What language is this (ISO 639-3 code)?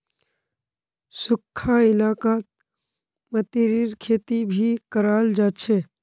mag